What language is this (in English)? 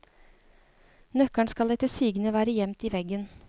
Norwegian